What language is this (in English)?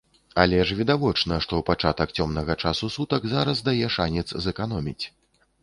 Belarusian